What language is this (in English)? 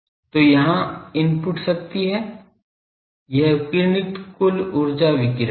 Hindi